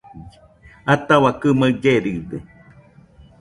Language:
Nüpode Huitoto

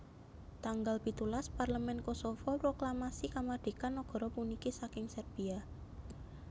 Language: Javanese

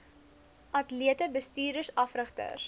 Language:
Afrikaans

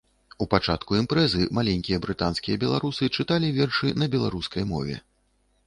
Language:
Belarusian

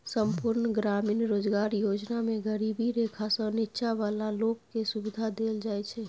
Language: Maithili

